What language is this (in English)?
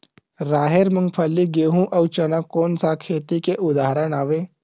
Chhattisgarhi